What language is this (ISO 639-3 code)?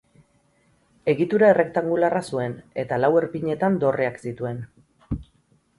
eus